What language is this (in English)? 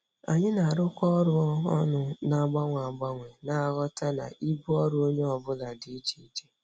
Igbo